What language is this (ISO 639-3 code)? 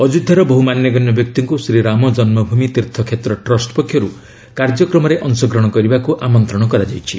ori